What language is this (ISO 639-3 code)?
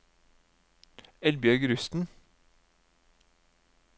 nor